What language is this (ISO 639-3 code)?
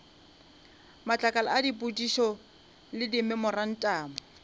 nso